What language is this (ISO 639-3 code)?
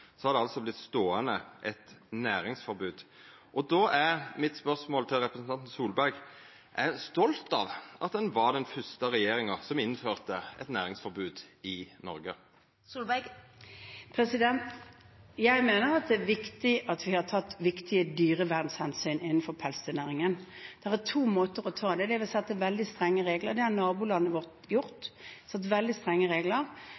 nor